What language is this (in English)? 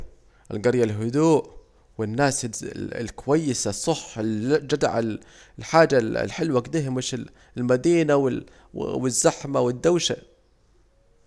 Saidi Arabic